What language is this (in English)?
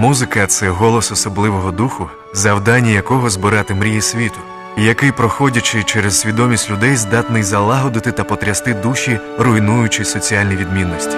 Ukrainian